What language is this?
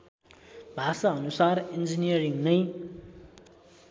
Nepali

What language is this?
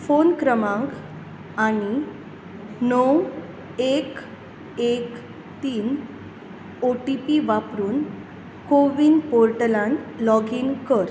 Konkani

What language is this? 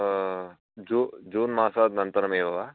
Sanskrit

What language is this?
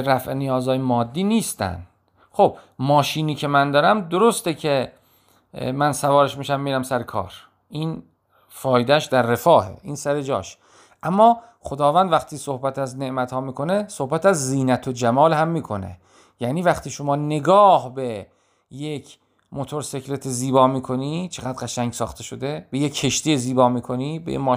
Persian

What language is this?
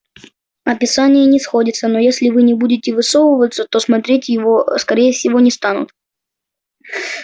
Russian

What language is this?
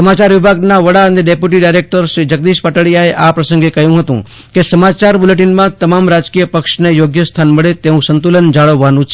Gujarati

